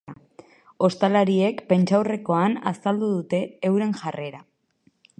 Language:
Basque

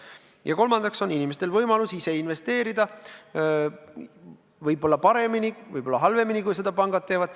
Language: Estonian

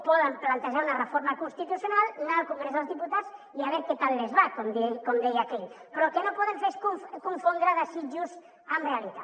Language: Catalan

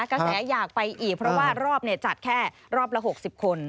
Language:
Thai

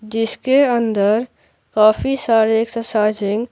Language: Hindi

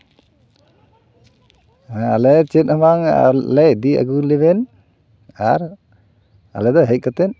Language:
Santali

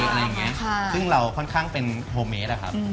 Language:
Thai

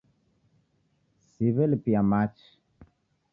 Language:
Taita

